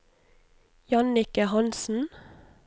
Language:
Norwegian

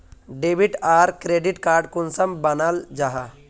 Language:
Magahi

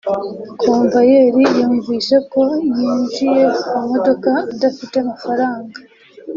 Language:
Kinyarwanda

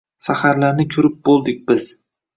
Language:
Uzbek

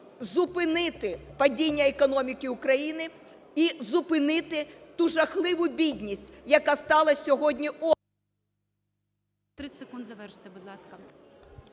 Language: Ukrainian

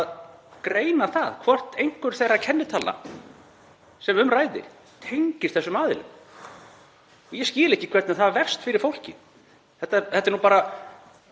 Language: Icelandic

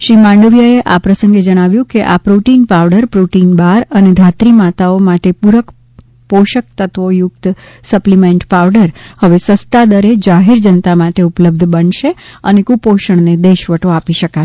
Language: Gujarati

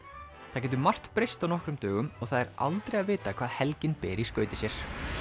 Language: Icelandic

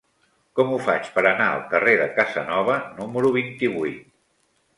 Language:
Catalan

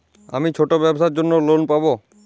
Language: Bangla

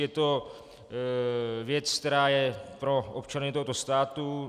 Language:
Czech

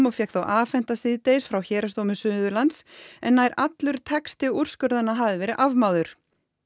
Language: Icelandic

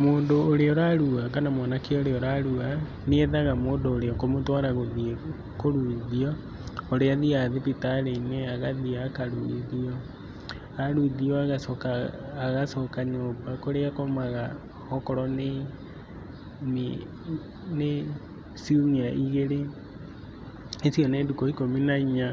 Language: Kikuyu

